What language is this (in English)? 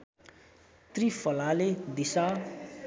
Nepali